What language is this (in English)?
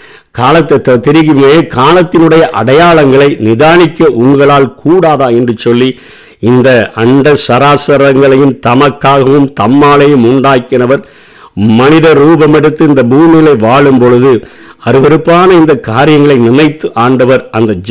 Tamil